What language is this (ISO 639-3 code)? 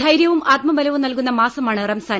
mal